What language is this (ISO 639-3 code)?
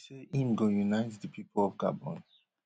pcm